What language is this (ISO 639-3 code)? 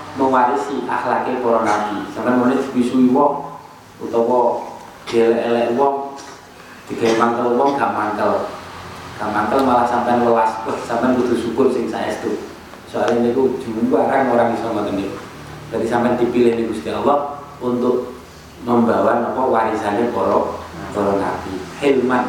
ind